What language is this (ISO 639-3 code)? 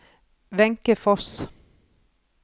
nor